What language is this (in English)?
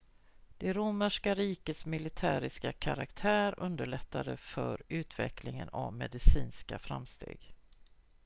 Swedish